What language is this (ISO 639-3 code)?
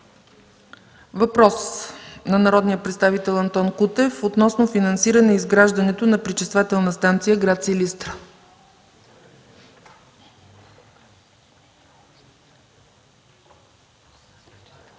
bul